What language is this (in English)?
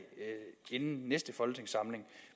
Danish